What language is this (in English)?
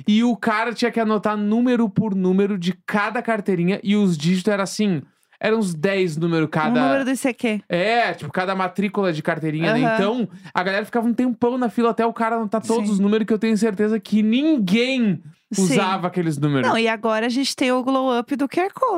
Portuguese